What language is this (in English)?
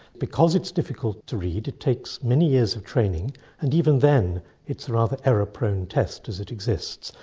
English